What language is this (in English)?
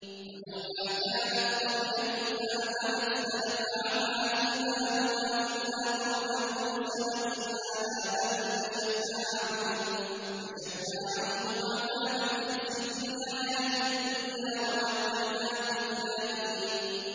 Arabic